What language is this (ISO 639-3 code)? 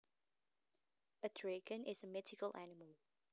jav